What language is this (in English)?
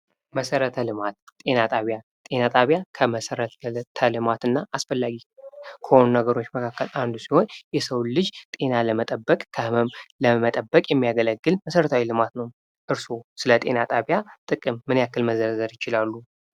Amharic